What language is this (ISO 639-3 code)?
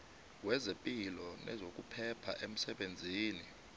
nbl